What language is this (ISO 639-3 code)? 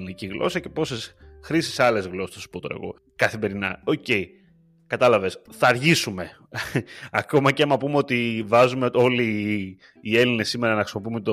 ell